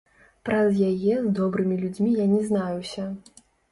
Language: Belarusian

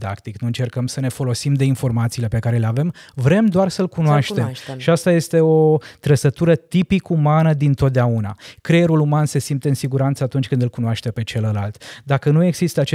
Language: Romanian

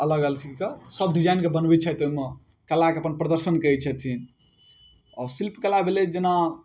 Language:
Maithili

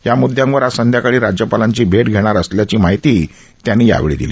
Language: Marathi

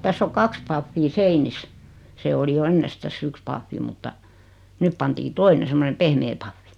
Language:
Finnish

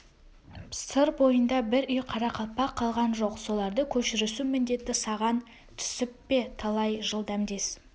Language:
Kazakh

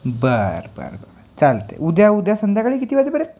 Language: Marathi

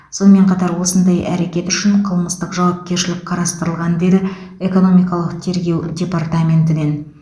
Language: Kazakh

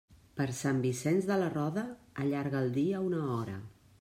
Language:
Catalan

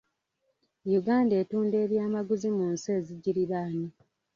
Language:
Ganda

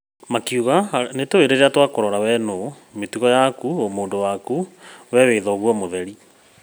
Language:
Kikuyu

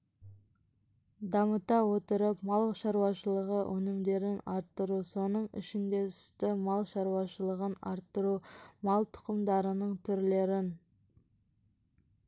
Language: Kazakh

